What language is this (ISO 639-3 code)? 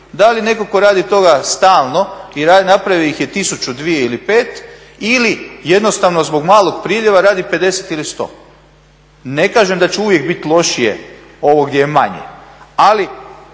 hrv